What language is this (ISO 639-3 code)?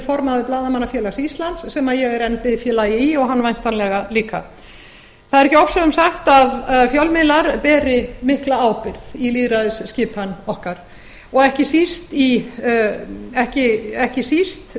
isl